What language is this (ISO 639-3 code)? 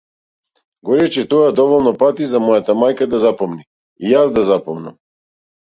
mkd